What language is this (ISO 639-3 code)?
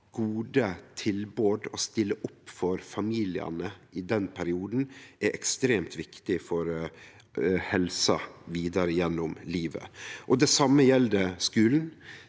nor